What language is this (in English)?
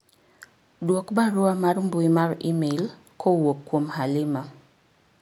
Luo (Kenya and Tanzania)